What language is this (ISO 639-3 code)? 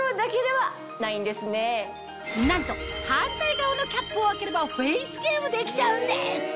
jpn